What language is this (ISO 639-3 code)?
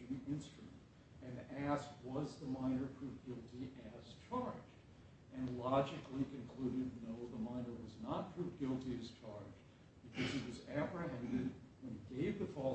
eng